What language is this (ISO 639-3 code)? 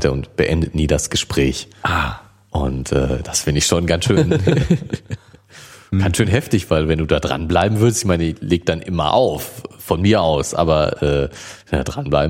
deu